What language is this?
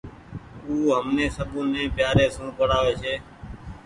Goaria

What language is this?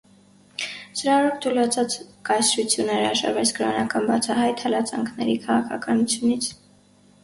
Armenian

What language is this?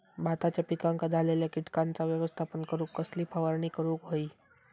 Marathi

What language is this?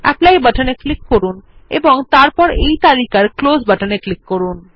Bangla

